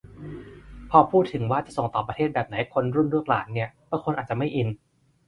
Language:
Thai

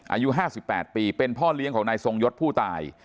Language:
Thai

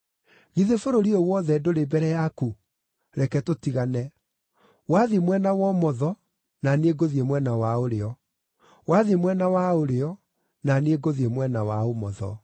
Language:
Kikuyu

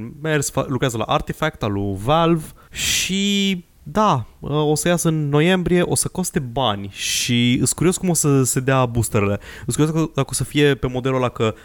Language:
Romanian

